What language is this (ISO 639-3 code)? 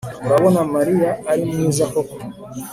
kin